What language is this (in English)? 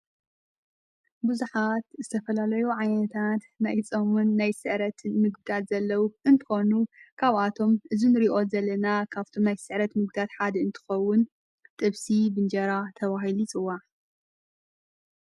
Tigrinya